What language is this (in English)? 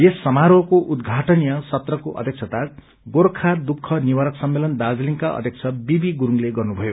Nepali